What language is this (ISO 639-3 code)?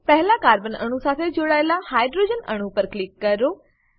guj